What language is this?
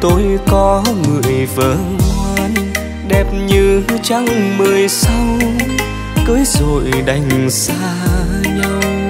Vietnamese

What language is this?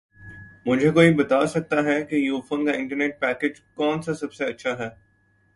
Urdu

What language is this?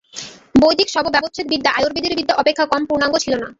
Bangla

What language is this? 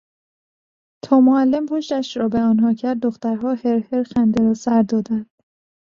Persian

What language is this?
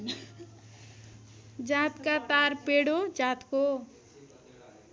Nepali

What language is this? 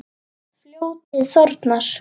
Icelandic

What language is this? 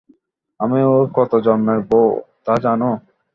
Bangla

